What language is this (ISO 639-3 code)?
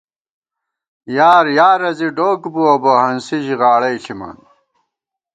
gwt